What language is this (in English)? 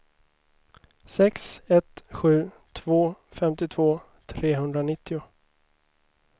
Swedish